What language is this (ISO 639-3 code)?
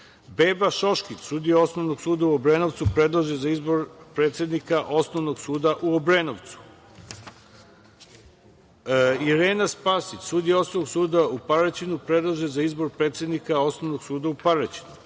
srp